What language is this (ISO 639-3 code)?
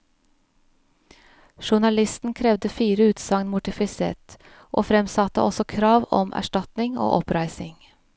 nor